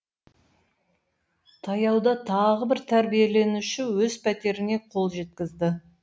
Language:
Kazakh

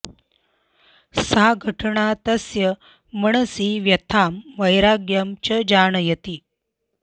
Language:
Sanskrit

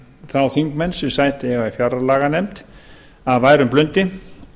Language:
Icelandic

